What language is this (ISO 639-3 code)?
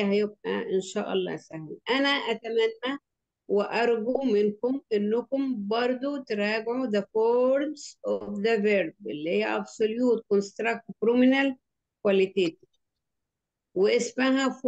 ara